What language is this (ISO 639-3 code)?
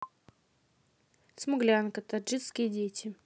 rus